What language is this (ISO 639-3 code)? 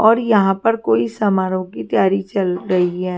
hin